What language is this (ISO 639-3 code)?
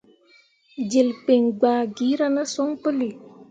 mua